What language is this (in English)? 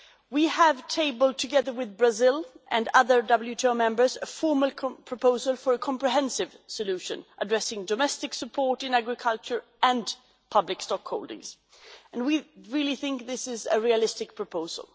English